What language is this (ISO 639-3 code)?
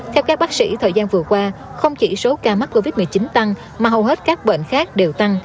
vie